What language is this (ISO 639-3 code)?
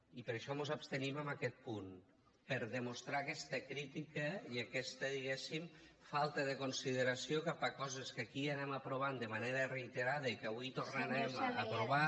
cat